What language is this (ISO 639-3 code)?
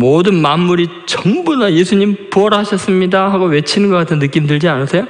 kor